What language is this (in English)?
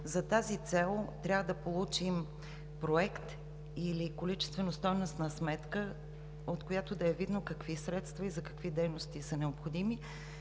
Bulgarian